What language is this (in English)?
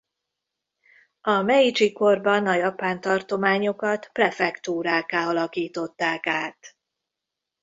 Hungarian